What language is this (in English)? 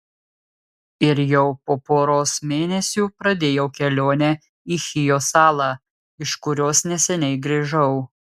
Lithuanian